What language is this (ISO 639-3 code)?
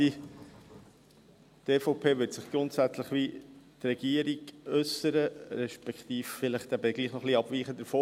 gsw